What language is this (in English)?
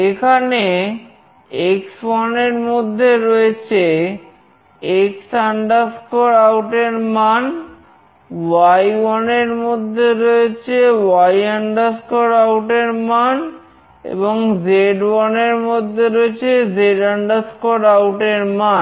Bangla